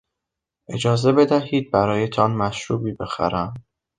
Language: Persian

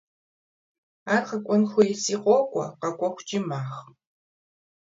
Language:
Kabardian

